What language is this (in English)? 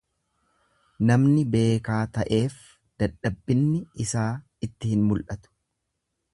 Oromo